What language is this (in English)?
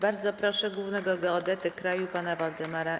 Polish